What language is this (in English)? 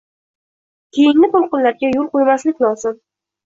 Uzbek